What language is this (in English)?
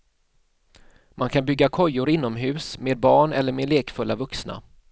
Swedish